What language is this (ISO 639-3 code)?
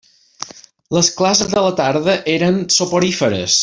cat